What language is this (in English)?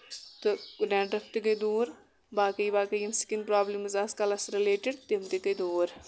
Kashmiri